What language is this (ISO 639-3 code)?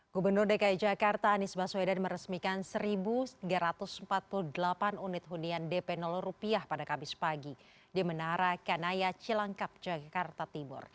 ind